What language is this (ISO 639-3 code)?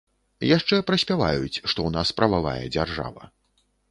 bel